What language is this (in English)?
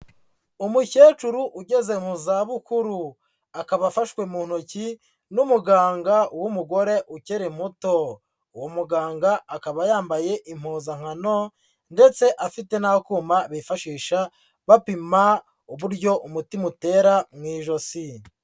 Kinyarwanda